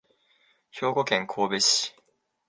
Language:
Japanese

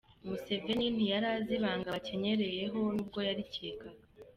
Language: Kinyarwanda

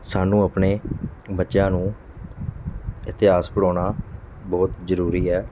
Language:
Punjabi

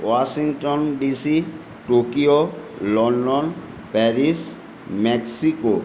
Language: Bangla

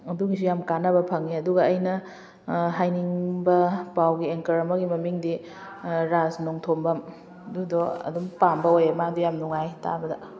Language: Manipuri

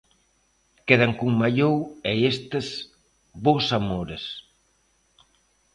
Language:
Galician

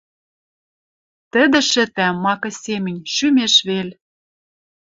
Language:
Western Mari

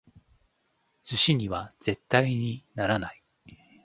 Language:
Japanese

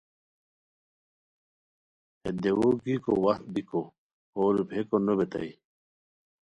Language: Khowar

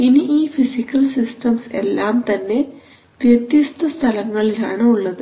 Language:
Malayalam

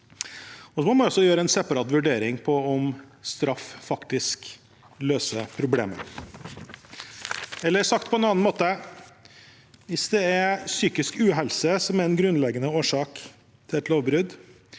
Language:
Norwegian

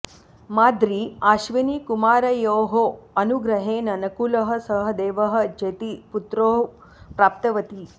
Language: Sanskrit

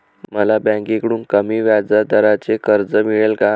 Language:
Marathi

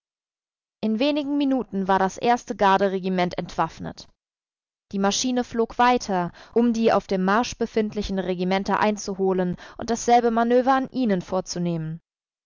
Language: German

